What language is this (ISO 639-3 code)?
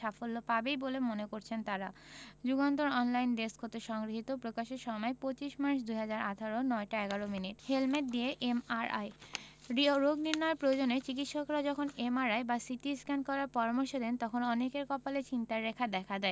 ben